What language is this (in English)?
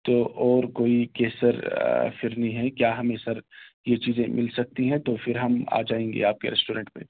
Urdu